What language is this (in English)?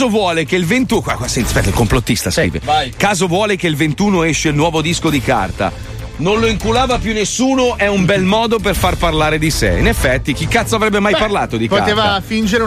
Italian